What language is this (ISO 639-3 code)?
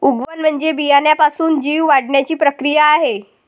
mar